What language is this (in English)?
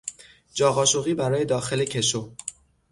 Persian